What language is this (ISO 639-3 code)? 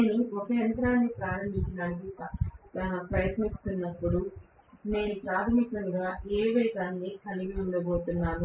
tel